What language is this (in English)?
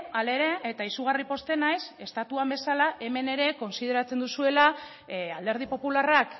Basque